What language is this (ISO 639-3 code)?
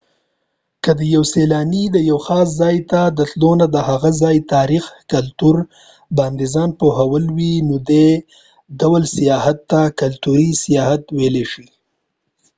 pus